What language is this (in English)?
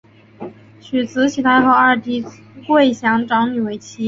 Chinese